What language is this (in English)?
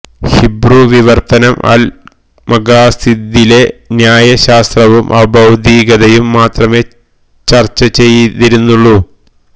Malayalam